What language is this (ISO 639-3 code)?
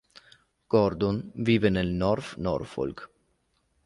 ita